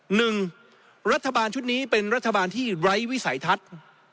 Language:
Thai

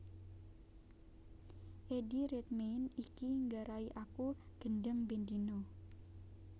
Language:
Javanese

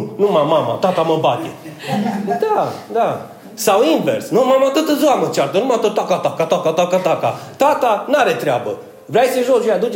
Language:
Romanian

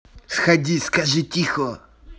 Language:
Russian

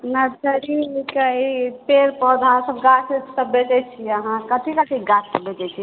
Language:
Maithili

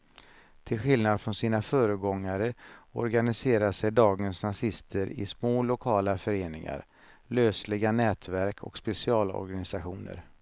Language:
Swedish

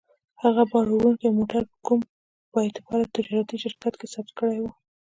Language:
Pashto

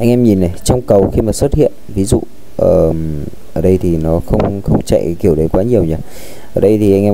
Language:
Vietnamese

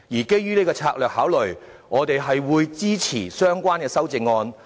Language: Cantonese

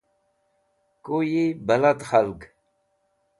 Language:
Wakhi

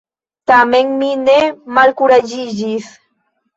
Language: Esperanto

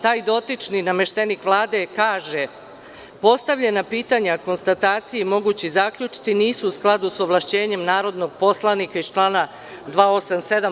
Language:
Serbian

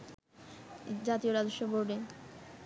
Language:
Bangla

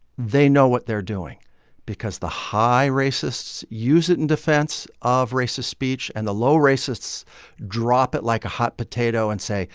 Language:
English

